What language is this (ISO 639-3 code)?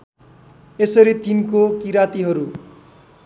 nep